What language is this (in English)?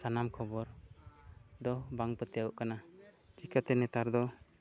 Santali